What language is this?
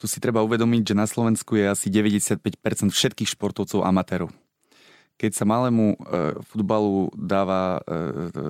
Slovak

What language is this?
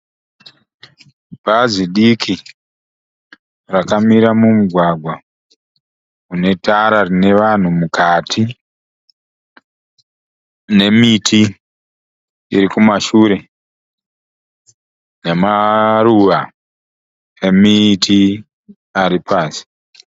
Shona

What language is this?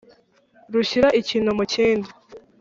Kinyarwanda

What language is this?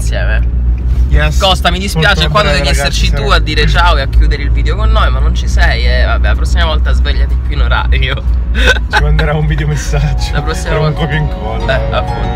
Italian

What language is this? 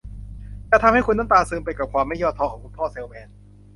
Thai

